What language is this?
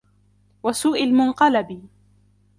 Arabic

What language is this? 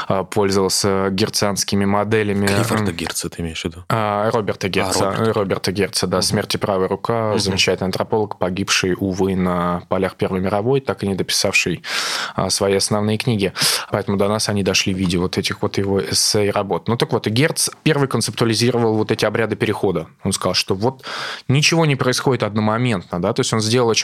Russian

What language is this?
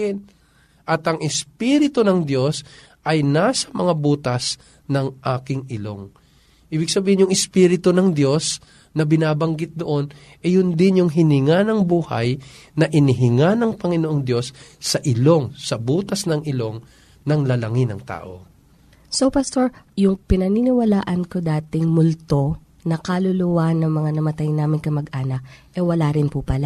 Filipino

